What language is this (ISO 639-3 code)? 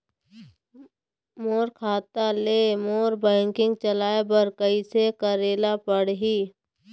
hne